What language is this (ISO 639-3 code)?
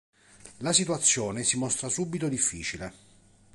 ita